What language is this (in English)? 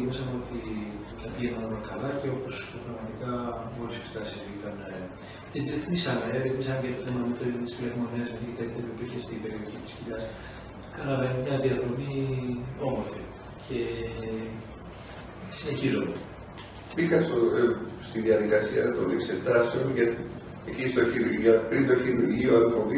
Greek